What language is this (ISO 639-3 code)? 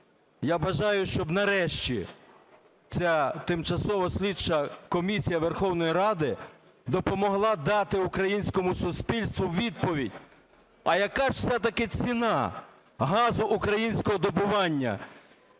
ukr